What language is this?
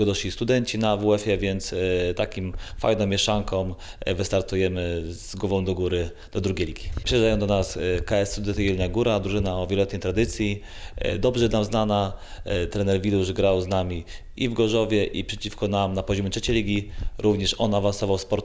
Polish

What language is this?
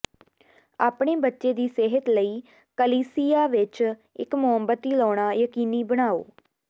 Punjabi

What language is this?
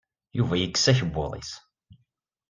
Kabyle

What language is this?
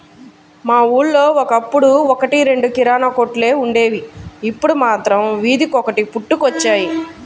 Telugu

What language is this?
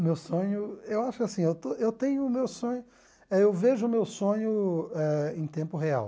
Portuguese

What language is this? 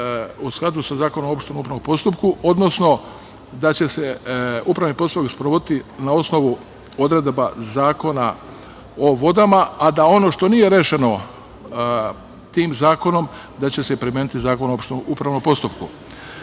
Serbian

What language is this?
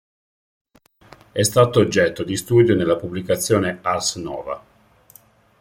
Italian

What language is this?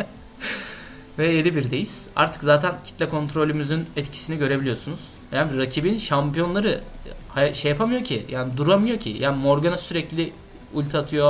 Turkish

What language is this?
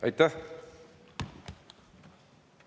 Estonian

